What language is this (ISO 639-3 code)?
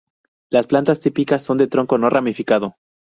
spa